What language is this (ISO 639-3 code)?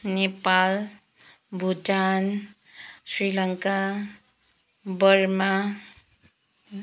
nep